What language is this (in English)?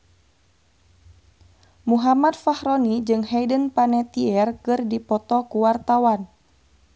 Sundanese